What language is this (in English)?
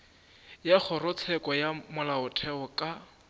Northern Sotho